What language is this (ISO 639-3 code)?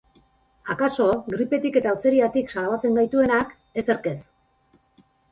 eus